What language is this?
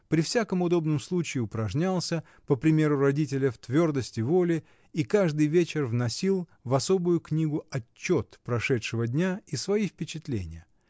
Russian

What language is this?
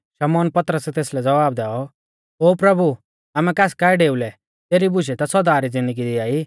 Mahasu Pahari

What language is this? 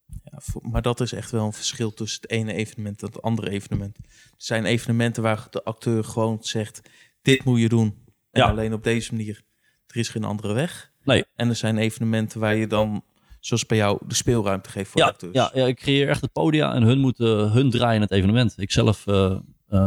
Dutch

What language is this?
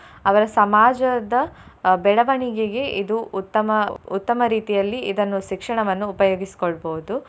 Kannada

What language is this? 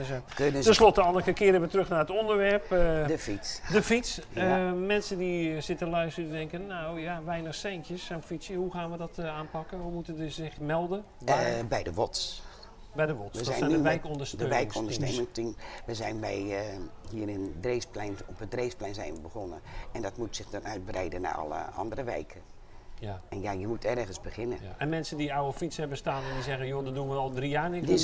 Dutch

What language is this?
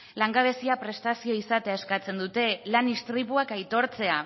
Basque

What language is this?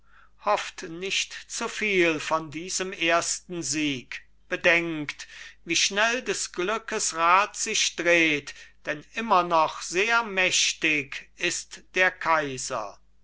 German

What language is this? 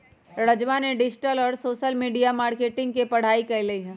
Magahi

